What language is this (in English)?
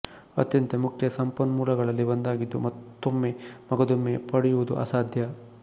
Kannada